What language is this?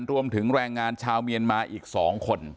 Thai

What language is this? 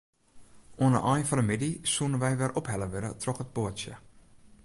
Western Frisian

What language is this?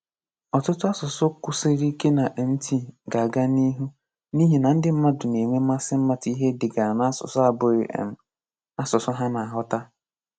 Igbo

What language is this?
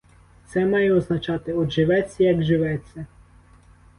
Ukrainian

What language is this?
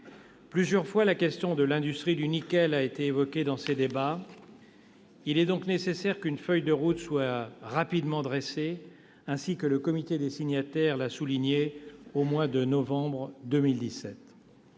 French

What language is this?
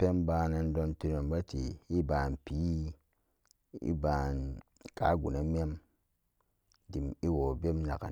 Samba Daka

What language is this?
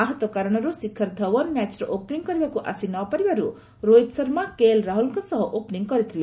Odia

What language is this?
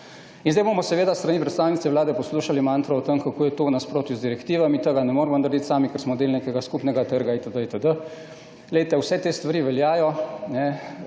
Slovenian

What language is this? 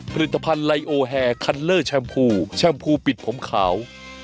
Thai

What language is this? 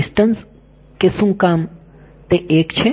Gujarati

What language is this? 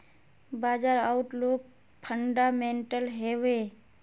Magahi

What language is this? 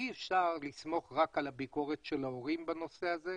Hebrew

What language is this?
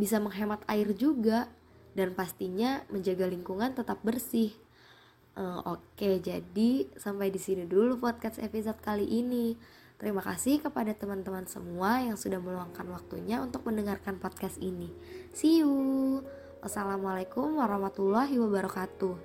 Indonesian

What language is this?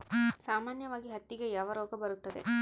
Kannada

